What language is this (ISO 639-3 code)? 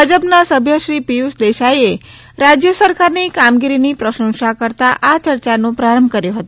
guj